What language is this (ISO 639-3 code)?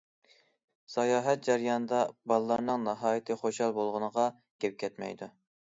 uig